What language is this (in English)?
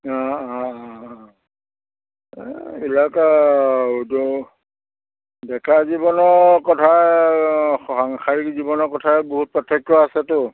Assamese